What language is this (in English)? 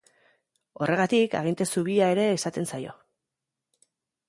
Basque